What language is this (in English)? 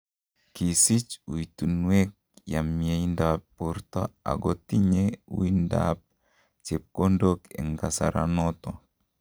Kalenjin